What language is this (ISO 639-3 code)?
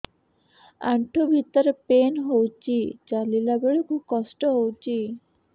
ori